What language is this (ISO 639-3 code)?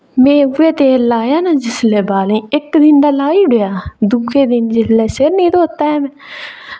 doi